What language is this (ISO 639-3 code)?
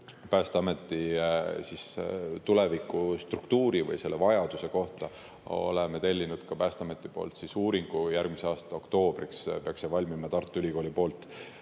est